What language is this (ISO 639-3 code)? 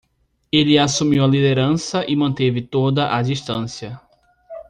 por